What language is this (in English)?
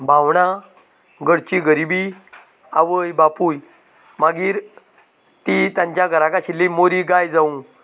Konkani